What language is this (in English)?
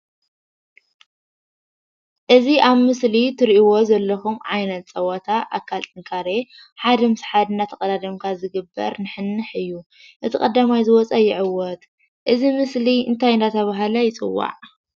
Tigrinya